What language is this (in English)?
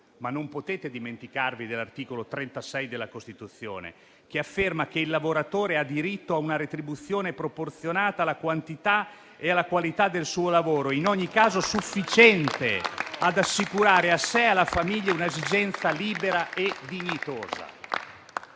Italian